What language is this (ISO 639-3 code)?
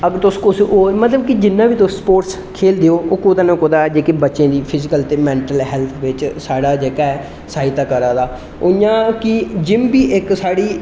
doi